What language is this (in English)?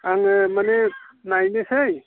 Bodo